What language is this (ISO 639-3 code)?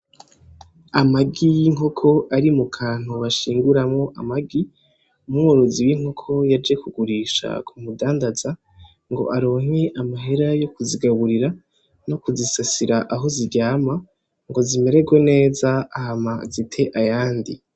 run